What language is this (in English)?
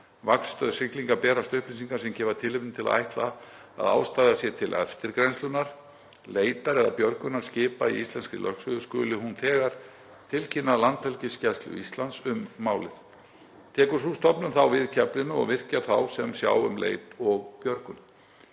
Icelandic